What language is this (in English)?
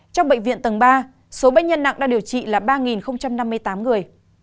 Vietnamese